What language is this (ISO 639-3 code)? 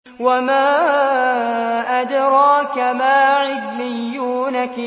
ara